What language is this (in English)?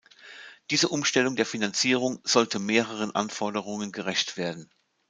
German